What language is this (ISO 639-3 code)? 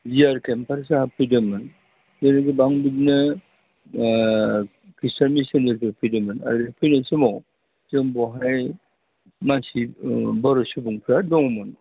brx